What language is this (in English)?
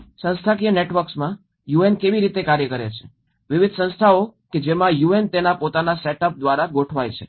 Gujarati